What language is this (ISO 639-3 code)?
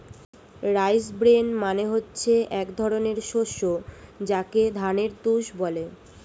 ben